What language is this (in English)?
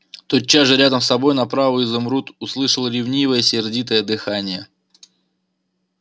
Russian